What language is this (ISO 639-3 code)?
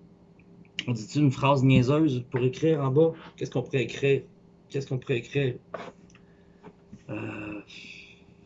fra